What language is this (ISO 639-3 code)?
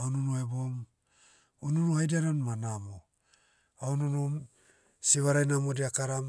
meu